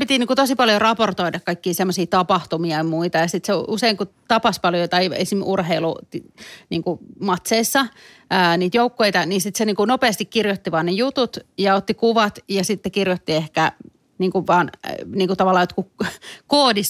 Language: Finnish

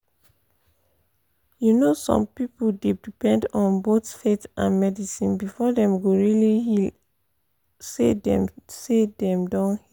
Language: Nigerian Pidgin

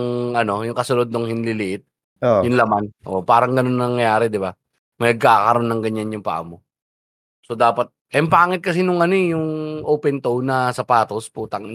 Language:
Filipino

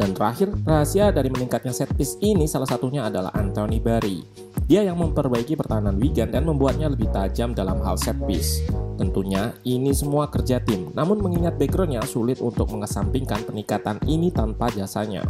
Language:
Indonesian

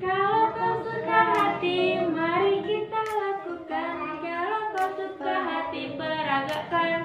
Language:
Indonesian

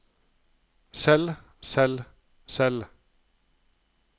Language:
Norwegian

